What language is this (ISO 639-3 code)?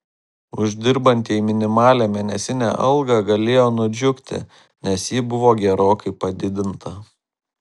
lit